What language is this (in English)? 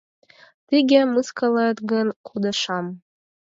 Mari